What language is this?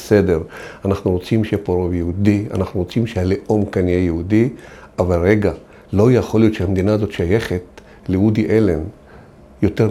Hebrew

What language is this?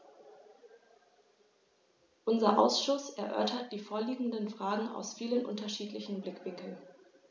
German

